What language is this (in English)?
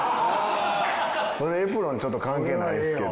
Japanese